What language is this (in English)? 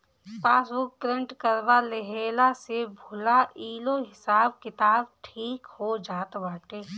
Bhojpuri